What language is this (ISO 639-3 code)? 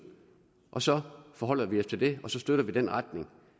dan